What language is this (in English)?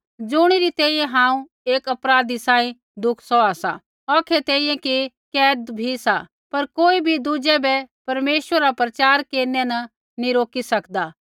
Kullu Pahari